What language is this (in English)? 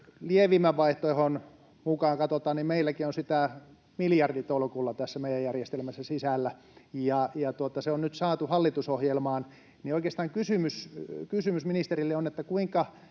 Finnish